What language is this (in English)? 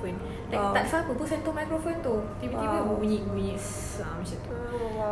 Malay